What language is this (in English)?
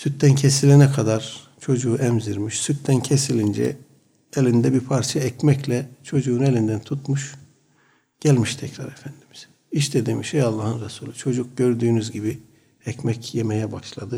Turkish